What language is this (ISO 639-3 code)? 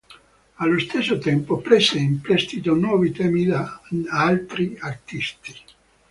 ita